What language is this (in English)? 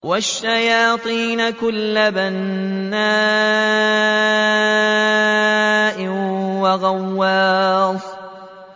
Arabic